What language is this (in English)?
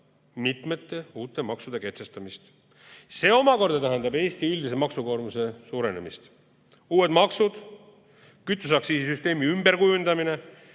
Estonian